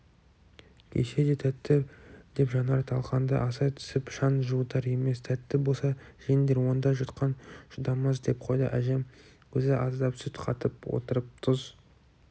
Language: Kazakh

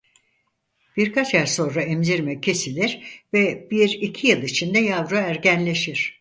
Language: Turkish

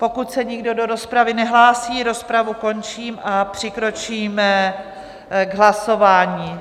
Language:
Czech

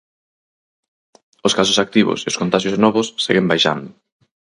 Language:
Galician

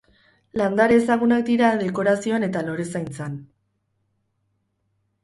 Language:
Basque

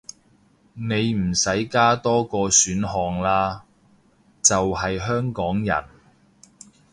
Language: Cantonese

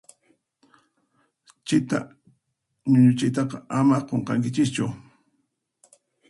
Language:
Puno Quechua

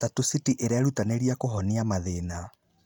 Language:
Kikuyu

